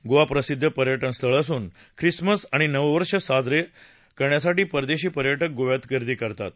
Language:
Marathi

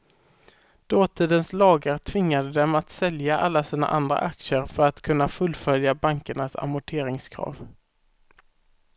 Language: Swedish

